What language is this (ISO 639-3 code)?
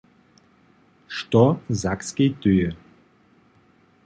hsb